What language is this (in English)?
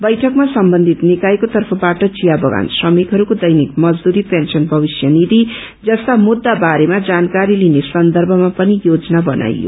Nepali